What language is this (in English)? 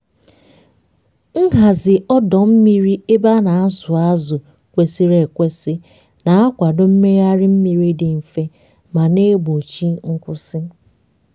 Igbo